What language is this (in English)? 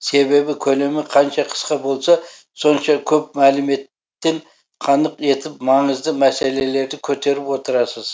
Kazakh